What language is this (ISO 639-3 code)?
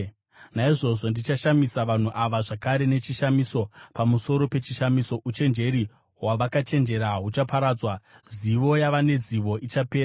sna